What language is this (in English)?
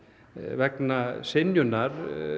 Icelandic